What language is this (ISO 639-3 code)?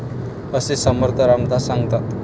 mar